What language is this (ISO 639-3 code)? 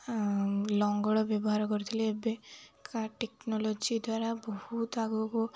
ori